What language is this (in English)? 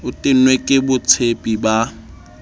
Southern Sotho